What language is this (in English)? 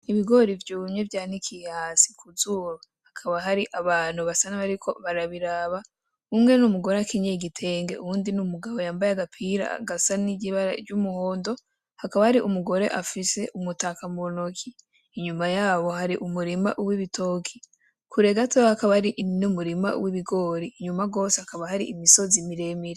Rundi